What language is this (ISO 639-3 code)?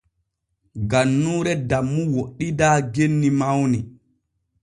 fue